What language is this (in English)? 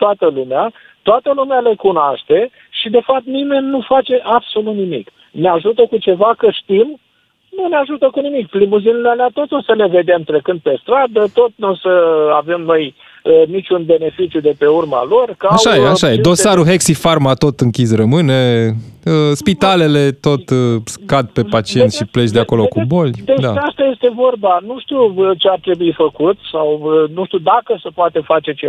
Romanian